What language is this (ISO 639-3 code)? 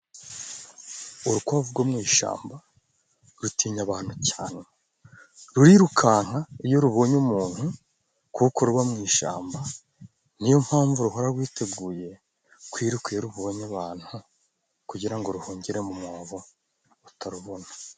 kin